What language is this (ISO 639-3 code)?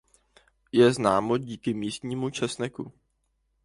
ces